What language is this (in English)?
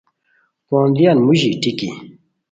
Khowar